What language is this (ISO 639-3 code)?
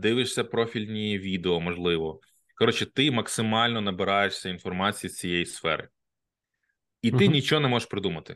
ukr